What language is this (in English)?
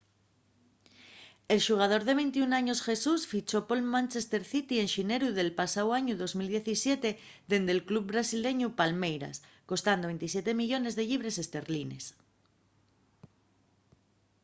Asturian